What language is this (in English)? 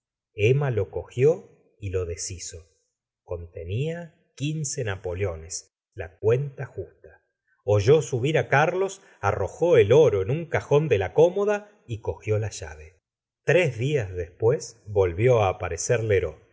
Spanish